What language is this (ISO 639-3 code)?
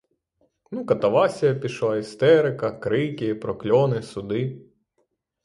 ukr